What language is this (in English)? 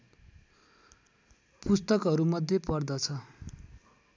Nepali